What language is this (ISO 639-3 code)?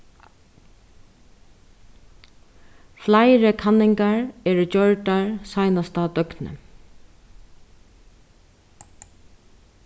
fao